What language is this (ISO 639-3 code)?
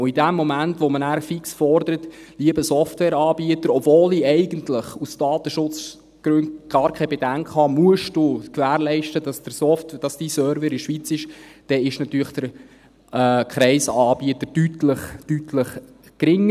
gsw